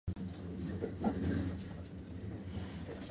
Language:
Japanese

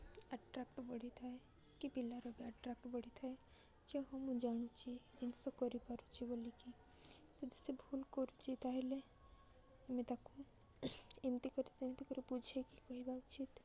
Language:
Odia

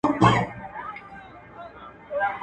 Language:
Pashto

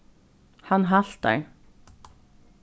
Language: Faroese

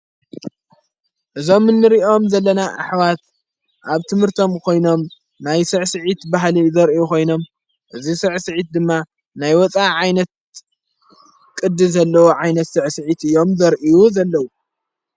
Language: Tigrinya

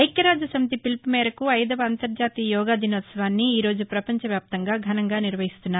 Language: Telugu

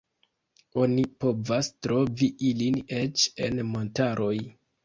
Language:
Esperanto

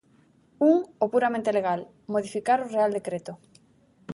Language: Galician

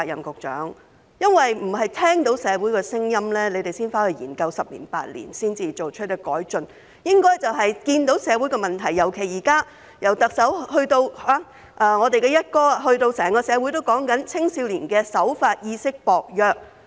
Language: Cantonese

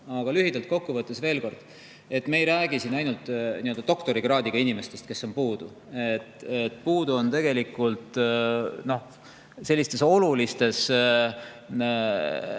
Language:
Estonian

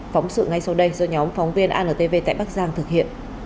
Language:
Vietnamese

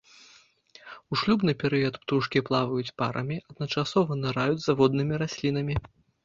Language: Belarusian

